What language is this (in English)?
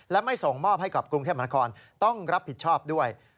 Thai